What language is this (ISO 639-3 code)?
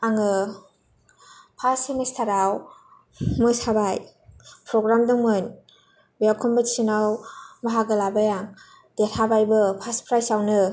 brx